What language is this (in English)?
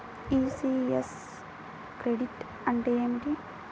Telugu